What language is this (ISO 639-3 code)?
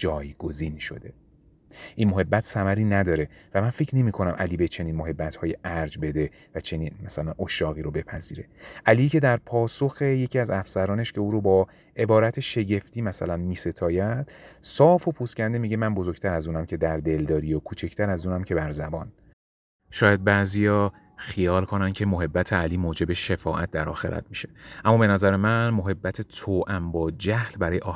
fas